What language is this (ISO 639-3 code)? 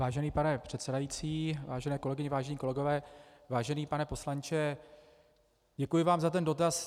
ces